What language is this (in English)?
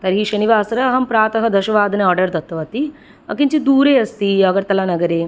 Sanskrit